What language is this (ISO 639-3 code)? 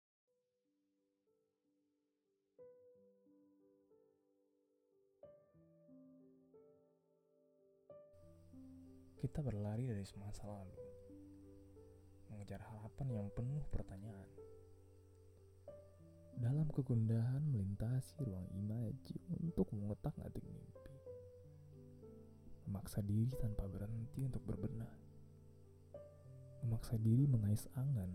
ind